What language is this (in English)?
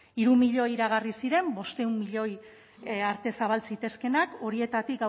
Basque